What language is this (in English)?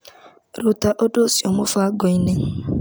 Kikuyu